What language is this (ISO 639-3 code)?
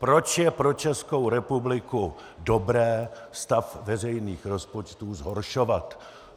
ces